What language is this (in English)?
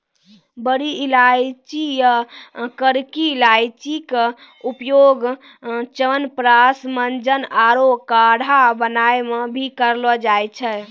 Maithili